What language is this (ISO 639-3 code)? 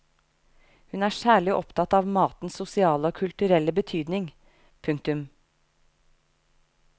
nor